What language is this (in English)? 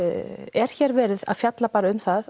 Icelandic